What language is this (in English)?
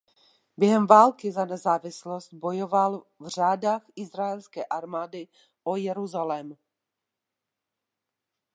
Czech